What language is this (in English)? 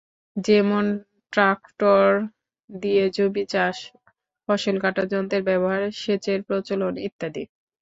Bangla